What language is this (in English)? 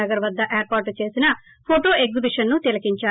Telugu